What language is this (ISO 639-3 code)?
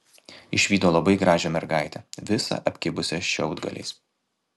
lit